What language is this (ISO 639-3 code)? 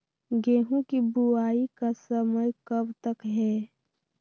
mag